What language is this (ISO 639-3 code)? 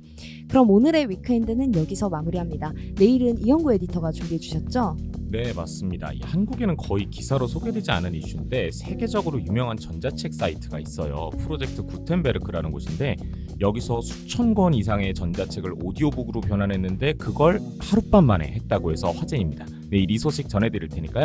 kor